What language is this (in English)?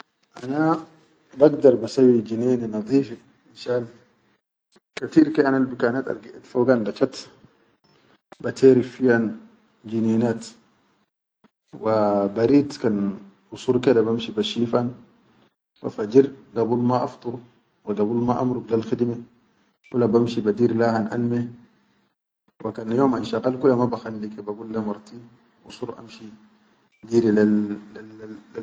Chadian Arabic